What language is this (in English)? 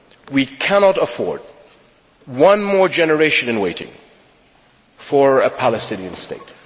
English